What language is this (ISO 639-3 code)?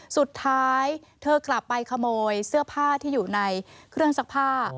tha